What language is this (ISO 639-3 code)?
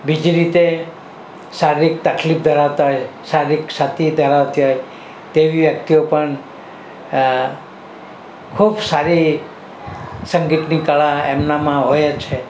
guj